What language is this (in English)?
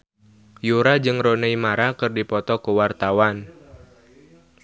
Sundanese